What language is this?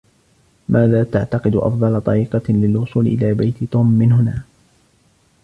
Arabic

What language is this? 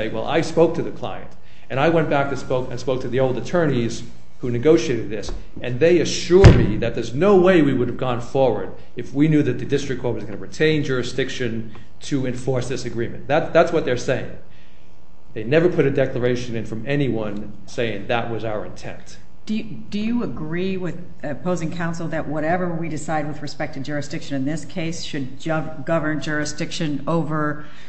English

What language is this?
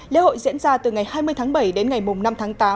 Vietnamese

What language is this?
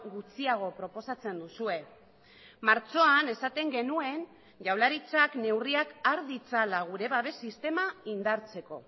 Basque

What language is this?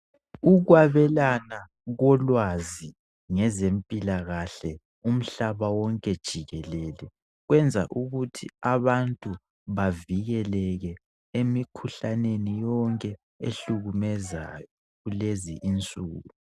North Ndebele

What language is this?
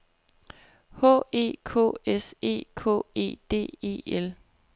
Danish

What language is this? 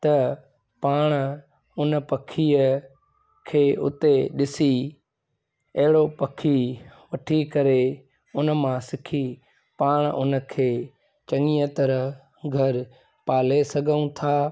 Sindhi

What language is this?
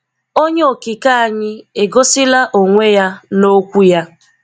Igbo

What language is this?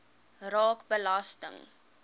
Afrikaans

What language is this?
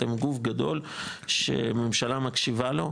Hebrew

